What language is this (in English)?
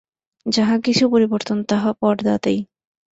Bangla